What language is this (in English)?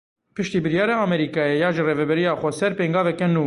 Kurdish